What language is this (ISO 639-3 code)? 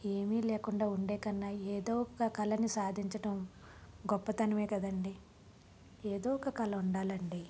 tel